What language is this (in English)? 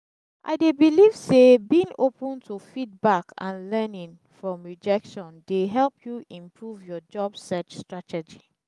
Nigerian Pidgin